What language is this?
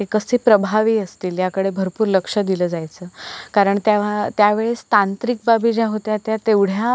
Marathi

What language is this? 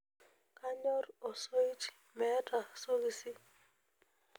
Masai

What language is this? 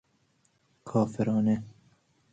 Persian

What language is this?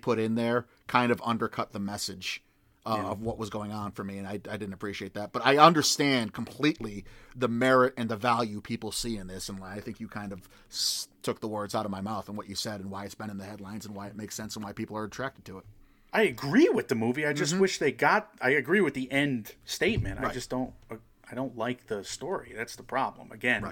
English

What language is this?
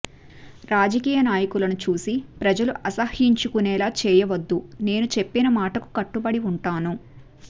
Telugu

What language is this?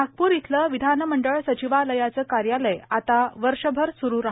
Marathi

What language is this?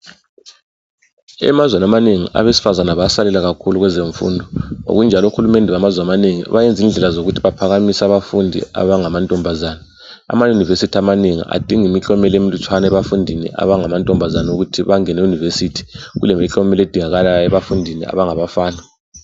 North Ndebele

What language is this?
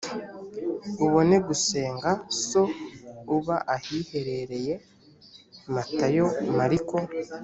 Kinyarwanda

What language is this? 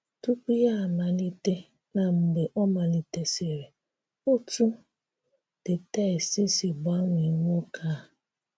Igbo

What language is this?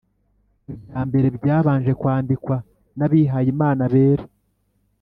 Kinyarwanda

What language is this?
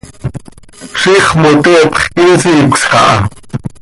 Seri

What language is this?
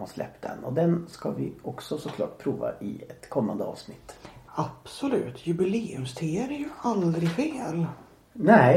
Swedish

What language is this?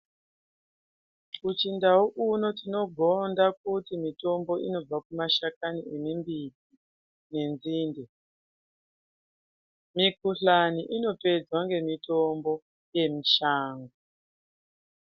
Ndau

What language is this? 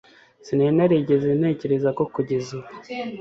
Kinyarwanda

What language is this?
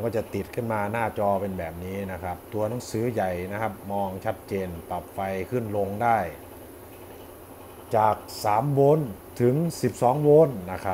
Thai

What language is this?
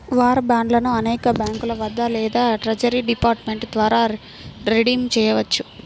Telugu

